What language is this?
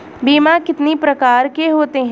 Hindi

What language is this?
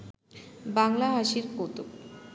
Bangla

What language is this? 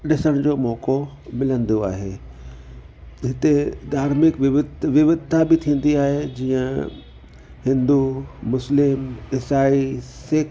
Sindhi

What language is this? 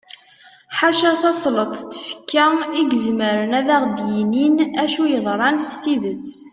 Kabyle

